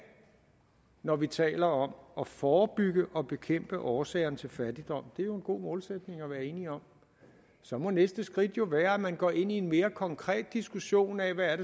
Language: Danish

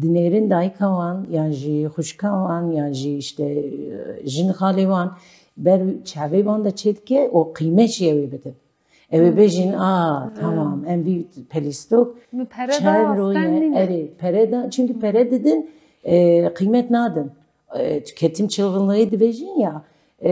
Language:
Turkish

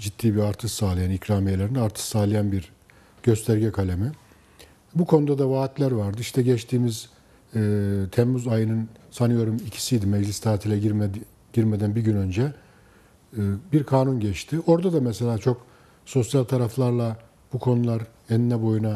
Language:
Turkish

